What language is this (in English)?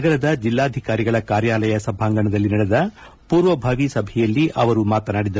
Kannada